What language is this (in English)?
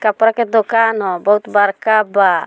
Bhojpuri